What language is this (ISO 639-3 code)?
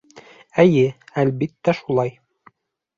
bak